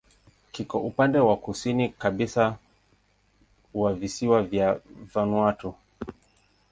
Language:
Swahili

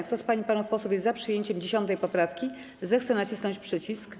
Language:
Polish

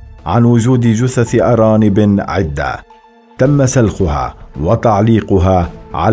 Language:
Arabic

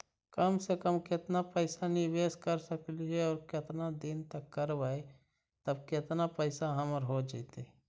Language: Magahi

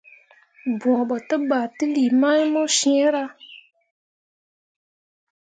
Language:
Mundang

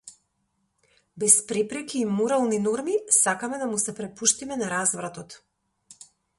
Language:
Macedonian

